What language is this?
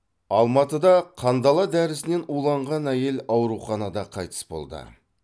Kazakh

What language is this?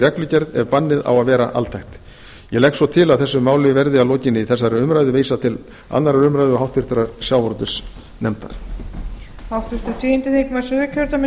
Icelandic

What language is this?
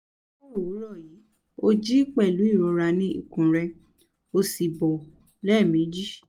Yoruba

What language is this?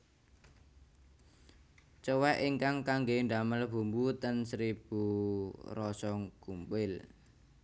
Javanese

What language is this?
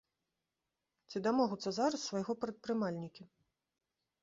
Belarusian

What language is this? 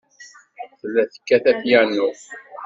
Kabyle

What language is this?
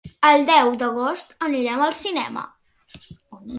Catalan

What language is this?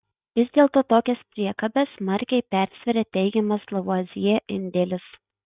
Lithuanian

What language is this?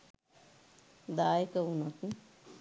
Sinhala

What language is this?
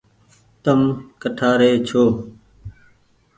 Goaria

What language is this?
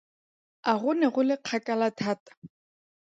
Tswana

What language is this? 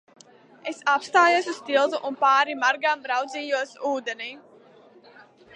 Latvian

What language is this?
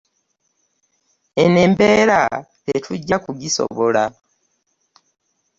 Ganda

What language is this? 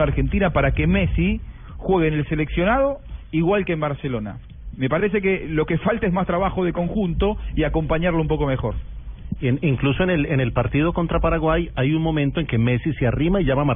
Spanish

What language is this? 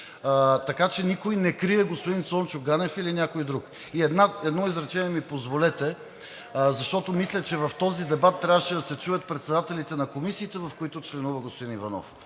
Bulgarian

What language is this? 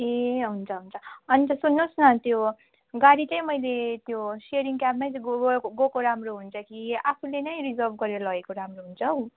Nepali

